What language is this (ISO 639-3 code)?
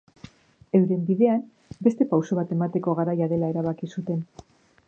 eus